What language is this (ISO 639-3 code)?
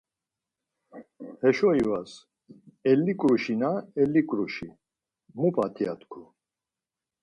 lzz